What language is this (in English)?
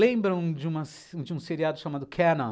Portuguese